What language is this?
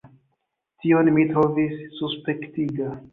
Esperanto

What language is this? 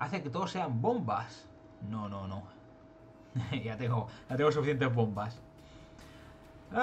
Spanish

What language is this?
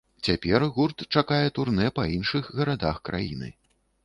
Belarusian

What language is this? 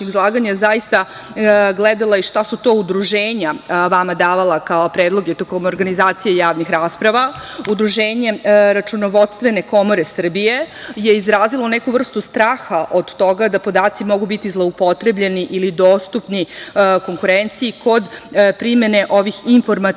Serbian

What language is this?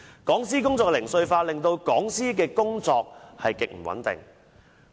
Cantonese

